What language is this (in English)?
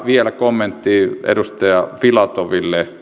Finnish